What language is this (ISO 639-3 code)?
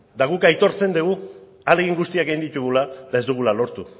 eus